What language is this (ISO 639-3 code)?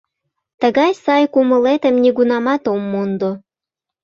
chm